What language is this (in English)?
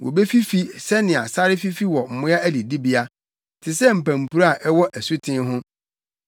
Akan